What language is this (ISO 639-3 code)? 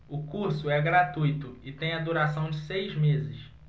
por